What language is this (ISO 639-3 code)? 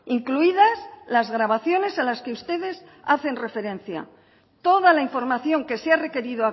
spa